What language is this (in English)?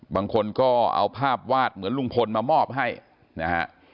Thai